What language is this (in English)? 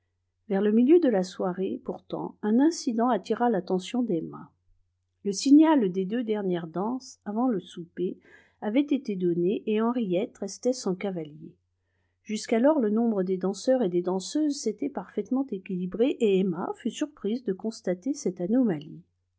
French